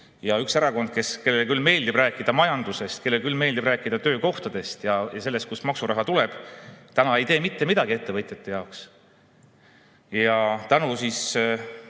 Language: Estonian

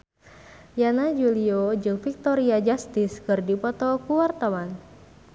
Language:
Sundanese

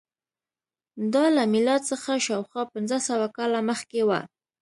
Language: Pashto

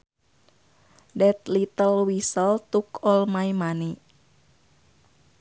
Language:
Sundanese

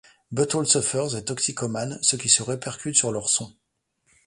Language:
French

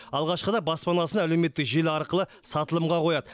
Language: Kazakh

